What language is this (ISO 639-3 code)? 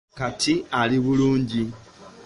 lug